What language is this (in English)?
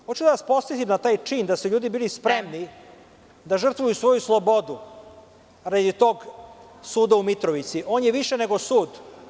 Serbian